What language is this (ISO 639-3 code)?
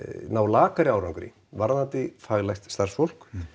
isl